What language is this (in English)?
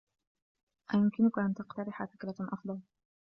Arabic